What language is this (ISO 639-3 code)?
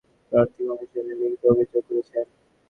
ben